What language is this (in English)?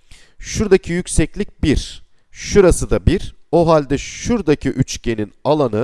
Turkish